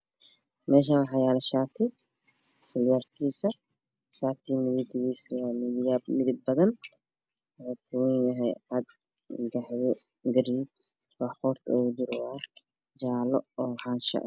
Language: Somali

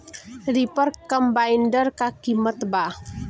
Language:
Bhojpuri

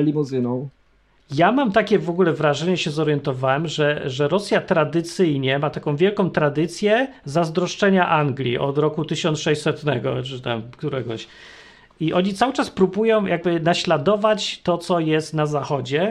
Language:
Polish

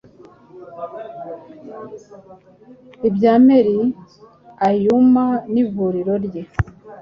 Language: Kinyarwanda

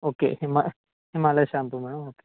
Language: Telugu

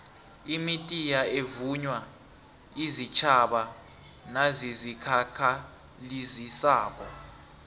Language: South Ndebele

